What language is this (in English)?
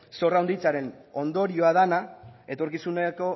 Basque